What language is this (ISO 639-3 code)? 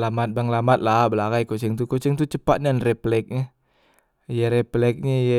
mui